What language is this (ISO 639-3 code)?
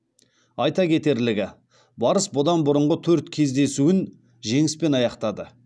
kaz